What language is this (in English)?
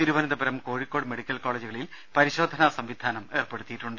Malayalam